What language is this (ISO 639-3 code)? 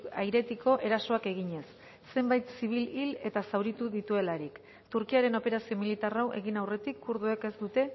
eus